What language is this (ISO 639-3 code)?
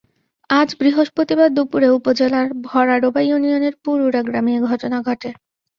ben